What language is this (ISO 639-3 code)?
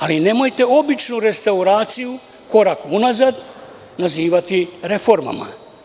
srp